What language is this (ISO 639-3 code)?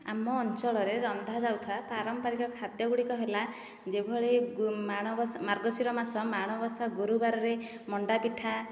ori